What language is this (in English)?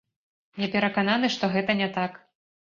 Belarusian